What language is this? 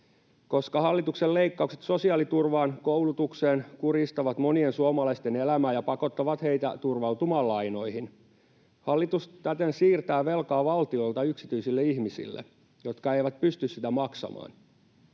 Finnish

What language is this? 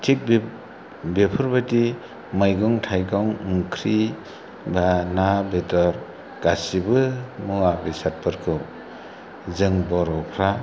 Bodo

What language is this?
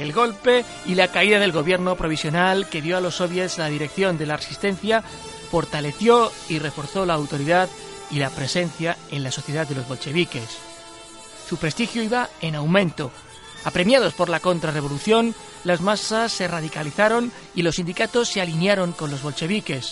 Spanish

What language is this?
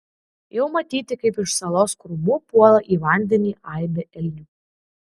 Lithuanian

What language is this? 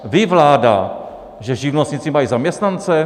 Czech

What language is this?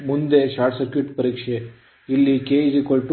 Kannada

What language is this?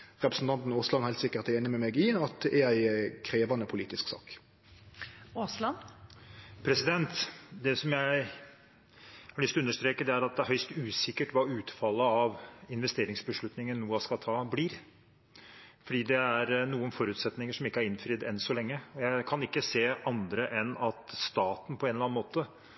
Norwegian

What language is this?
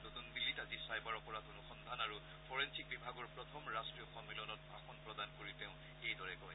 Assamese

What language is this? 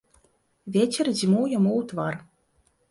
Belarusian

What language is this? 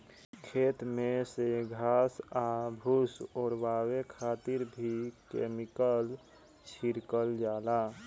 Bhojpuri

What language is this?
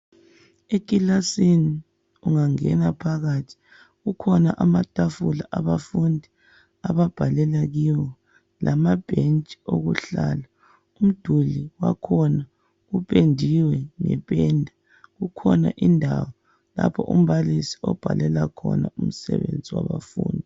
North Ndebele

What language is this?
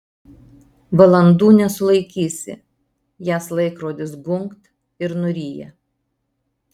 Lithuanian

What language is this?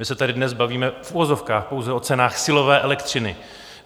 Czech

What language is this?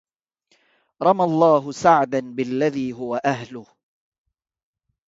Arabic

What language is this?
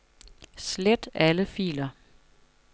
Danish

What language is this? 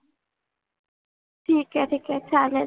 Marathi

